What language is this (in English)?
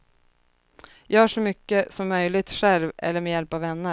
Swedish